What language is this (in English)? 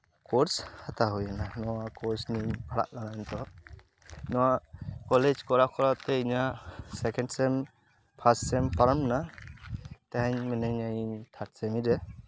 Santali